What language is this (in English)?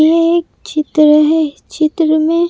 Hindi